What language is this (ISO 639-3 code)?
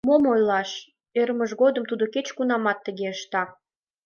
chm